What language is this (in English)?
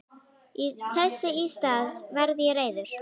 Icelandic